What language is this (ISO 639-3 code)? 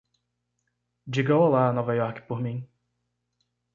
por